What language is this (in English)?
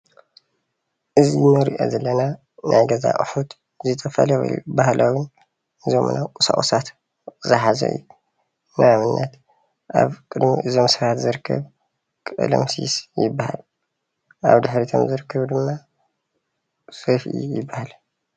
Tigrinya